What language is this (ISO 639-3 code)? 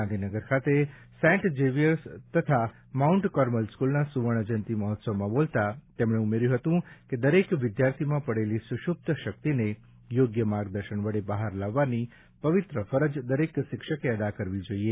guj